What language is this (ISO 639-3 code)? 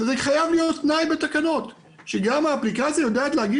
heb